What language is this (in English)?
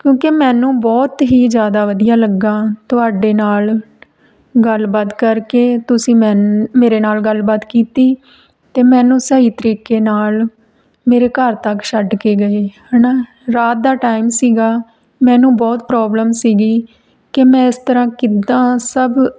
Punjabi